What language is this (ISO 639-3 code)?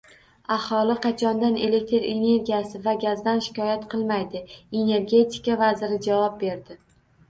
uzb